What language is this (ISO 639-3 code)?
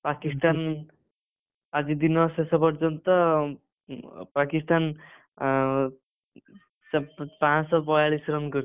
ori